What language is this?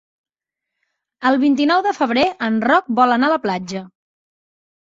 Catalan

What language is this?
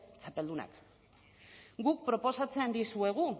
Basque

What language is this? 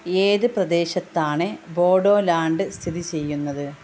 Malayalam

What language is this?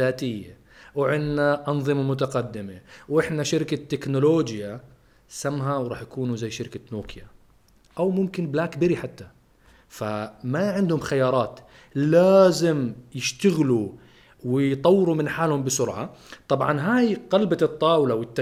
Arabic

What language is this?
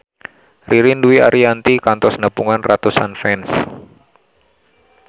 Sundanese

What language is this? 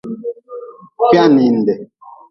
Nawdm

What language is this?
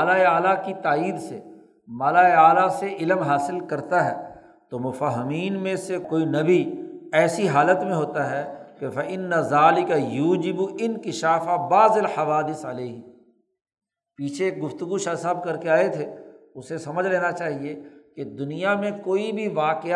Urdu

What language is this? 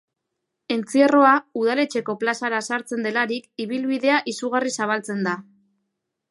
Basque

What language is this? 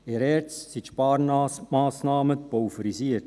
Swiss German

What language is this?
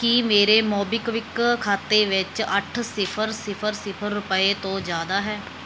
Punjabi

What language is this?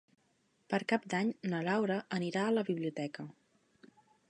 Catalan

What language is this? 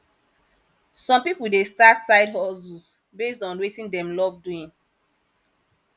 Nigerian Pidgin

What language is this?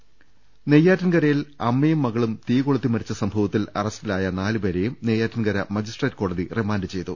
Malayalam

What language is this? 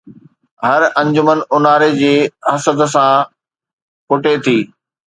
Sindhi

